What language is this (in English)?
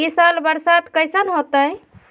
Magahi